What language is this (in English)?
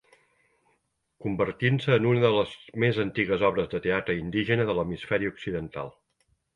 Catalan